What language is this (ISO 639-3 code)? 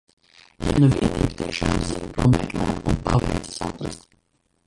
lav